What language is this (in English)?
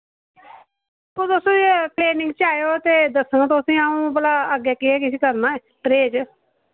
Dogri